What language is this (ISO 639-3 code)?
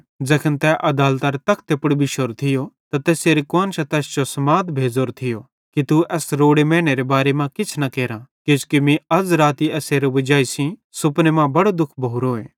bhd